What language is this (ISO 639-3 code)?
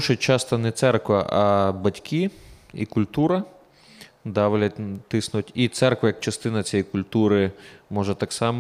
ukr